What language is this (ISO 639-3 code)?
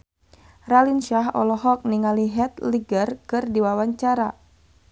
sun